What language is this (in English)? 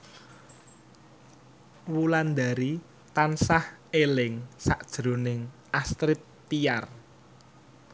Javanese